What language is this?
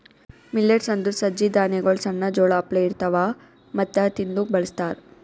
Kannada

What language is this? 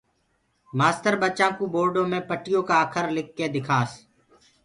Gurgula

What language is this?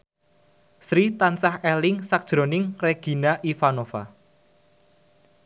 Javanese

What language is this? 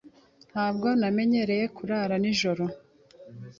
Kinyarwanda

